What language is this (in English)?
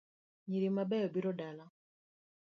Luo (Kenya and Tanzania)